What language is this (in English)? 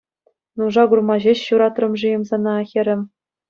Chuvash